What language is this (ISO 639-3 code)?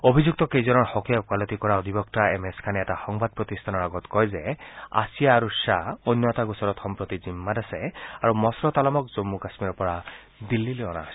asm